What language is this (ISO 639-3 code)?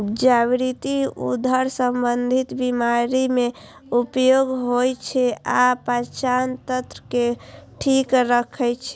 mai